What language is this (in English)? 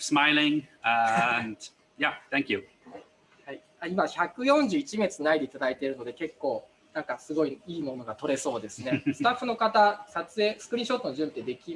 Japanese